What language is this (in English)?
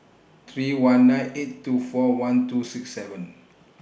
English